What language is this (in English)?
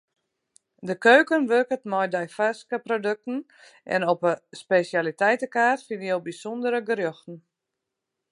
Western Frisian